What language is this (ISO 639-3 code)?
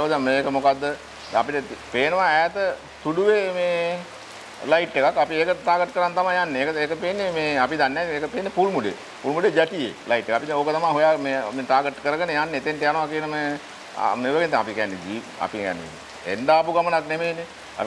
ind